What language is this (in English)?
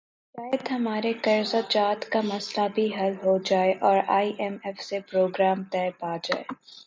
Urdu